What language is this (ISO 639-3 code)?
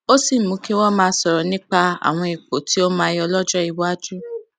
yor